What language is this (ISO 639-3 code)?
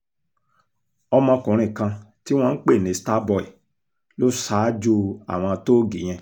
yor